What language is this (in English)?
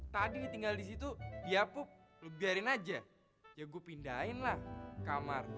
Indonesian